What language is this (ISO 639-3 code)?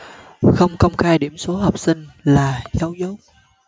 vie